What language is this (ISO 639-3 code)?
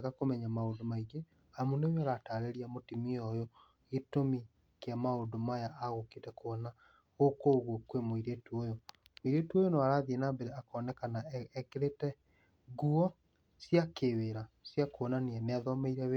kik